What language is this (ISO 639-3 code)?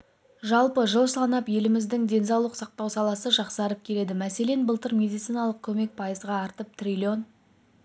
kaz